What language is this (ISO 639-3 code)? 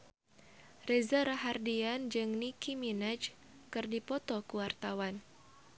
sun